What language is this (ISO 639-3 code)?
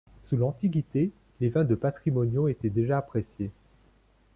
fra